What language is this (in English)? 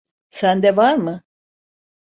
Turkish